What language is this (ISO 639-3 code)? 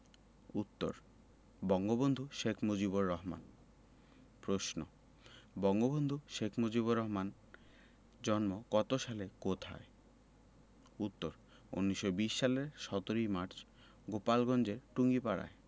ben